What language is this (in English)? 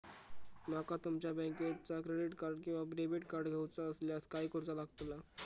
Marathi